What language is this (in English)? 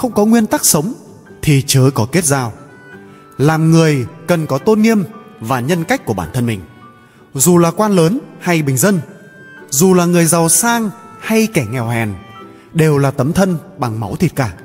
Vietnamese